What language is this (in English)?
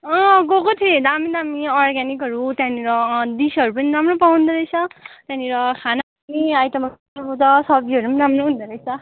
Nepali